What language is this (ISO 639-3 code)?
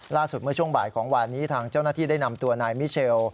tha